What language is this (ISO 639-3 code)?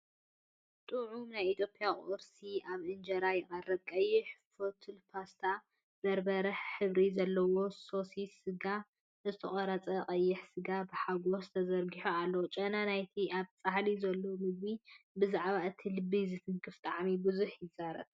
tir